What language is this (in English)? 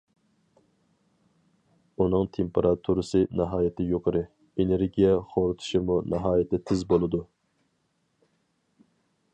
Uyghur